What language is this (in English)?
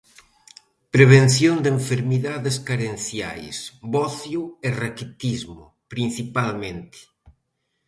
Galician